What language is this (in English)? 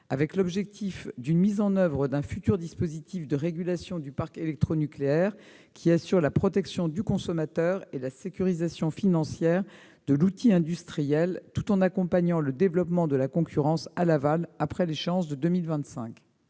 French